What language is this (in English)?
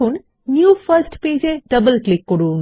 Bangla